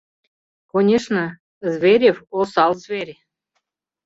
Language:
Mari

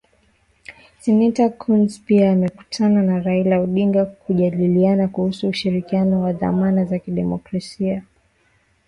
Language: Swahili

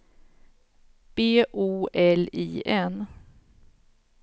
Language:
Swedish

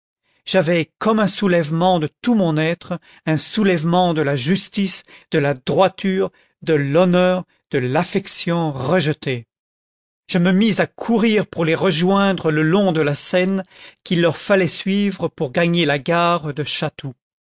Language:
French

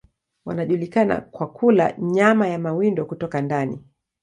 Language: Swahili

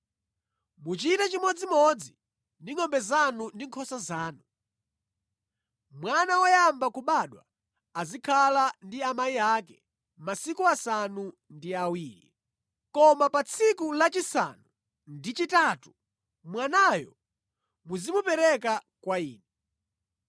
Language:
Nyanja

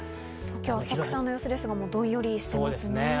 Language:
Japanese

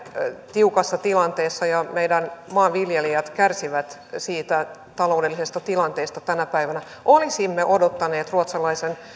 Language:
Finnish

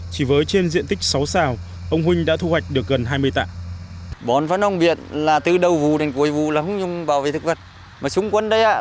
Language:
Vietnamese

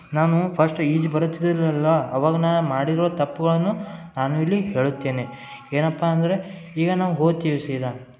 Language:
Kannada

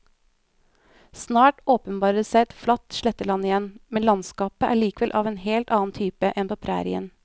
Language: Norwegian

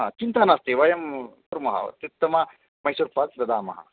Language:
Sanskrit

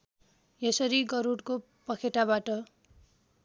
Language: Nepali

